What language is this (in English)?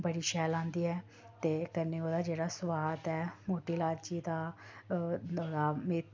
Dogri